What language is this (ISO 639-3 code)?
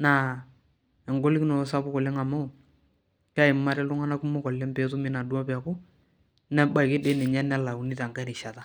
mas